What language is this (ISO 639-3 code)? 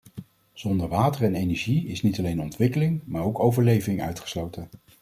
nld